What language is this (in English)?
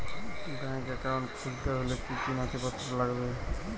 Bangla